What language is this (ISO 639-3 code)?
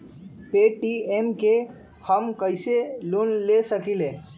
mag